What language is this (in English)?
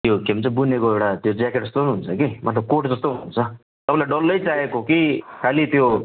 Nepali